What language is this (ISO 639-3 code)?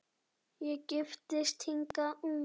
isl